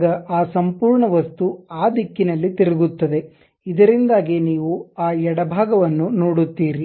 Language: Kannada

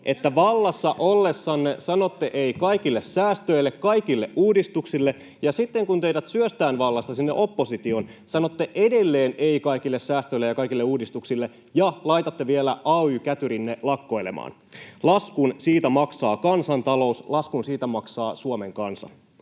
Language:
Finnish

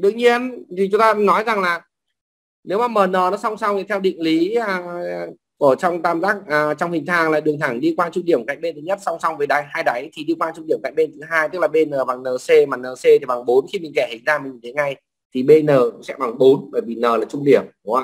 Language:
Vietnamese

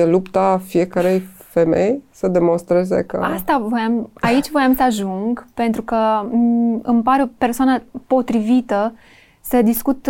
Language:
Romanian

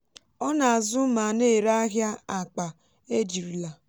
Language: Igbo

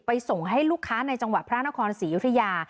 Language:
Thai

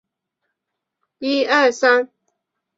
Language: Chinese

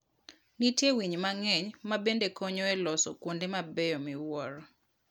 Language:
Luo (Kenya and Tanzania)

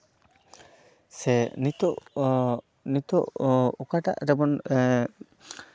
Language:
Santali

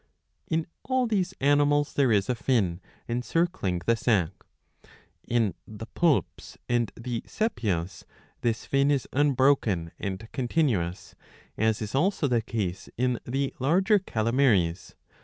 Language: English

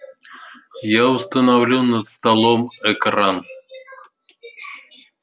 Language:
Russian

